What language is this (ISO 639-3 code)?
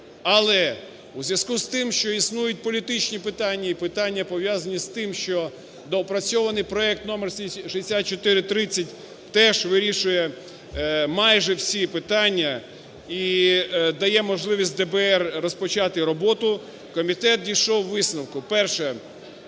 ukr